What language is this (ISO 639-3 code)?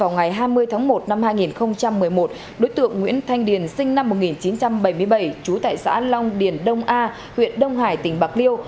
vie